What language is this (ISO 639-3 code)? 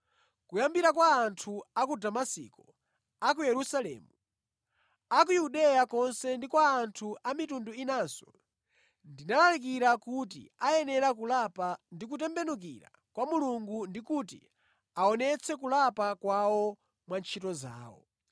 nya